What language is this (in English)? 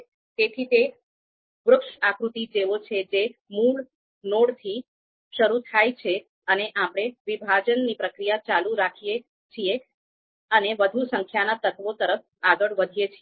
Gujarati